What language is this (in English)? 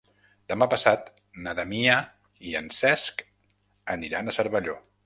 Catalan